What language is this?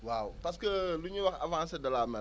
Wolof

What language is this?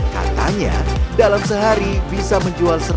Indonesian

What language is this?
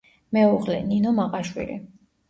Georgian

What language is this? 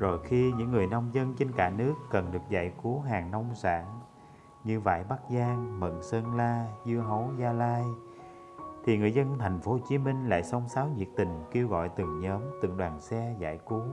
Vietnamese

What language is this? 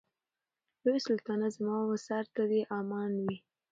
Pashto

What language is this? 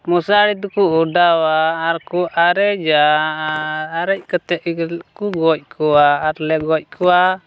Santali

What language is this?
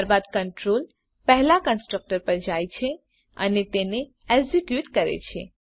Gujarati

